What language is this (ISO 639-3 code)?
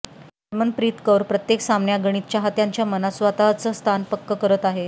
mar